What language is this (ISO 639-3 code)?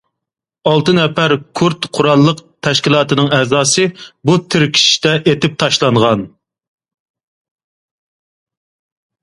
uig